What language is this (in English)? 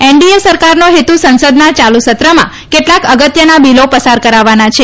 Gujarati